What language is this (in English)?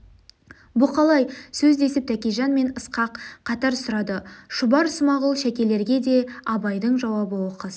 Kazakh